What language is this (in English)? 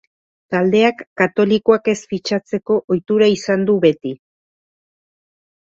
Basque